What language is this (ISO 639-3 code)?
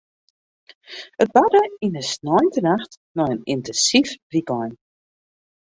fry